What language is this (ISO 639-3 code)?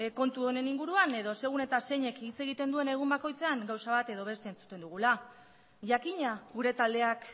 eus